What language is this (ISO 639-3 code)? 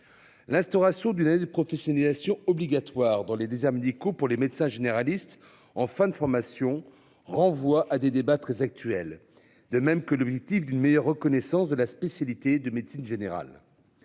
fra